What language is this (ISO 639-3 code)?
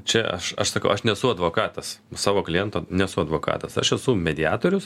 lit